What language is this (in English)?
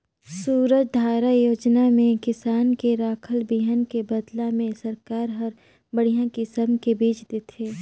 Chhattisgarhi